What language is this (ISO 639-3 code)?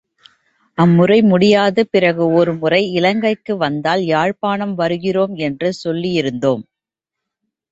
tam